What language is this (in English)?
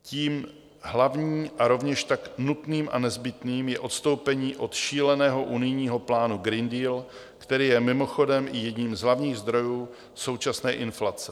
Czech